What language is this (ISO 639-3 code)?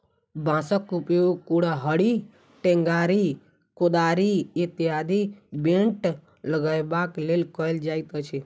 mai